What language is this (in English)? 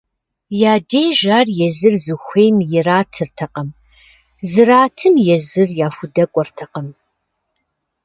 Kabardian